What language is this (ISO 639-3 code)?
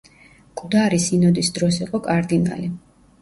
kat